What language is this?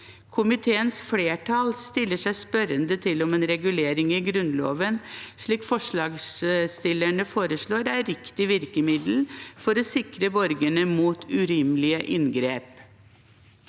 Norwegian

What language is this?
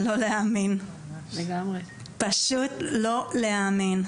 Hebrew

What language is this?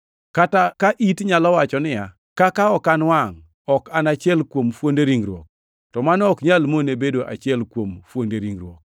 Luo (Kenya and Tanzania)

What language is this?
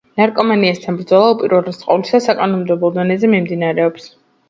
Georgian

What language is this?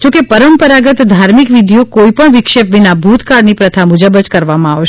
Gujarati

